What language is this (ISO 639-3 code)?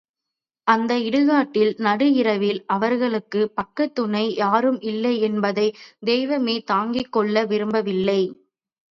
tam